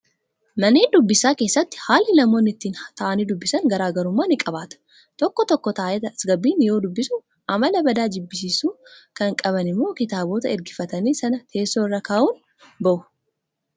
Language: Oromo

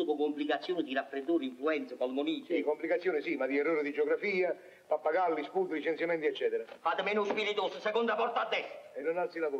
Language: Italian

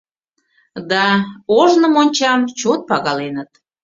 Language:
Mari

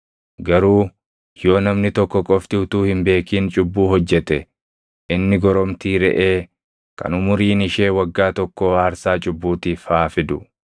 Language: Oromo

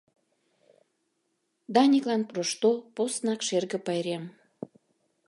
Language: Mari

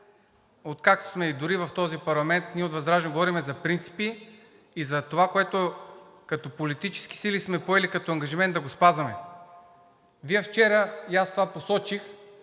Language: Bulgarian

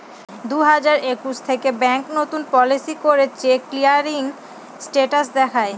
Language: Bangla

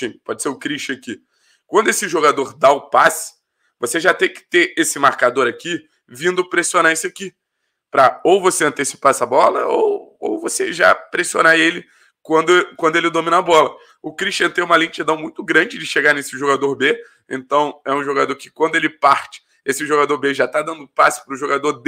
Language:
Portuguese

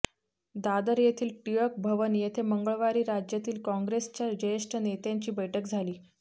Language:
Marathi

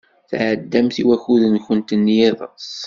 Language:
Kabyle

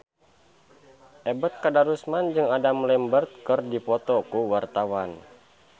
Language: Sundanese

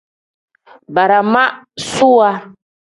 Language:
Tem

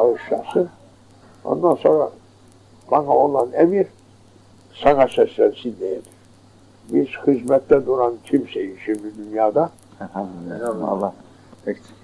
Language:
Turkish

